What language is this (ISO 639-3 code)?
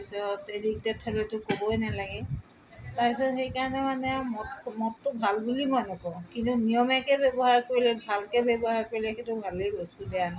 asm